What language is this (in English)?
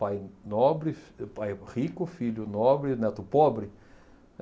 Portuguese